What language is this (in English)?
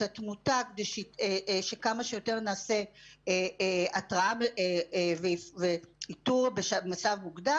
Hebrew